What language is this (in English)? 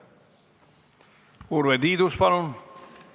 Estonian